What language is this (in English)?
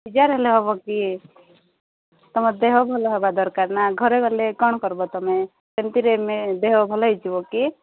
Odia